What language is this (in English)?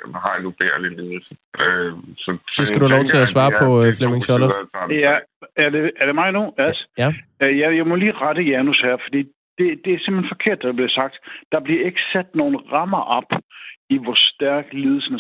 Danish